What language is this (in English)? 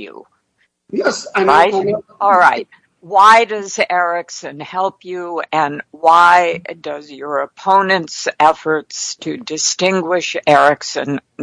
English